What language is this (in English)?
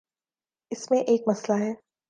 Urdu